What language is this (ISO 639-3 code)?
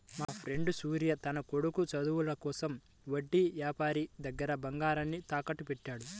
tel